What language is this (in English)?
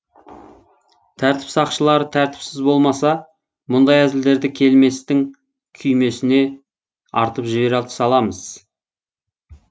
Kazakh